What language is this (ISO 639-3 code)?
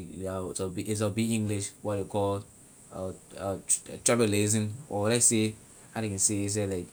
lir